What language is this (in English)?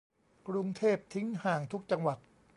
Thai